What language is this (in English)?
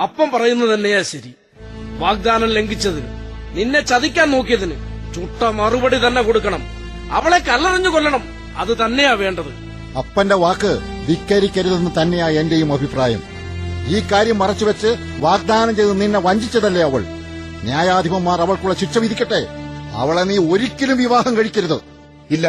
Malayalam